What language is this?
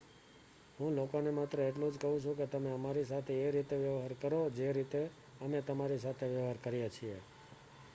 Gujarati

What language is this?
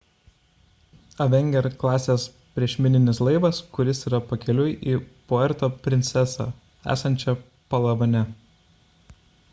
Lithuanian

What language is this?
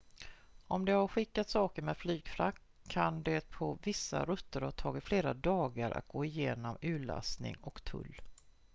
Swedish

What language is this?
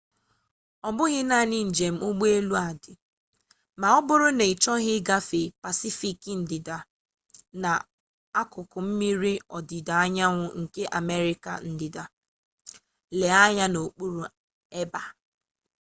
Igbo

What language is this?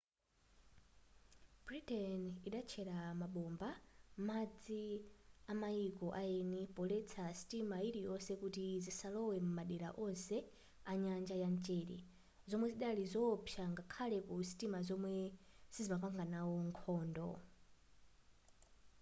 Nyanja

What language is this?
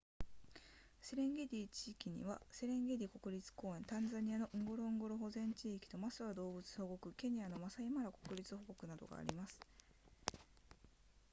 Japanese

